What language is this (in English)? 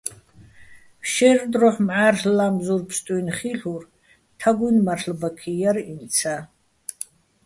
Bats